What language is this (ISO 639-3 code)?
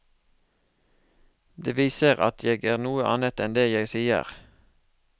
nor